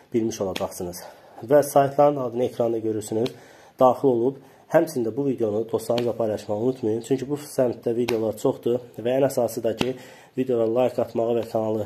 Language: Turkish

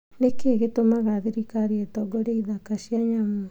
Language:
Kikuyu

